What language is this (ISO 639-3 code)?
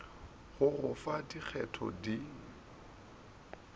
nso